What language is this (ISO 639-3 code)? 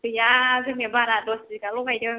brx